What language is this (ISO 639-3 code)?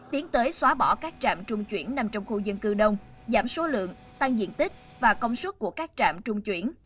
vie